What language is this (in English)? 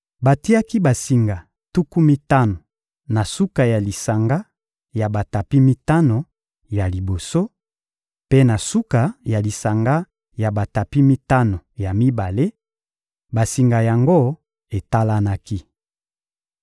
Lingala